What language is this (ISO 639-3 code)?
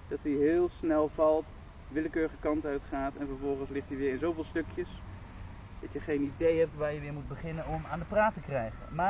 nld